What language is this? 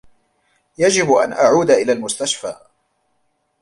Arabic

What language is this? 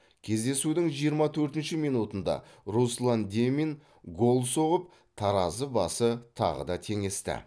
Kazakh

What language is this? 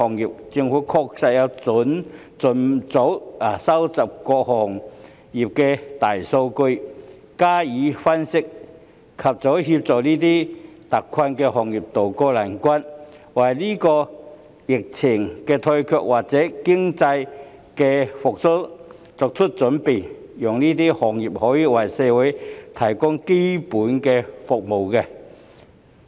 Cantonese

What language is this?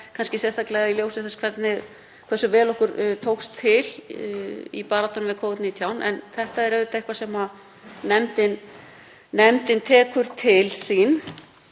Icelandic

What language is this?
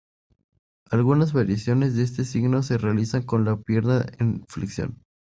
Spanish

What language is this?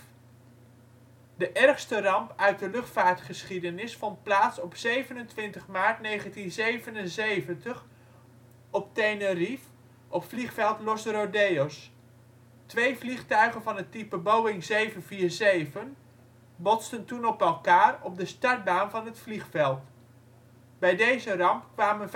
Dutch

